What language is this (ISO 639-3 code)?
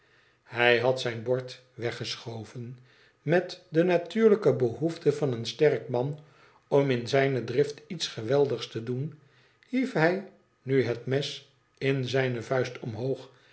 nld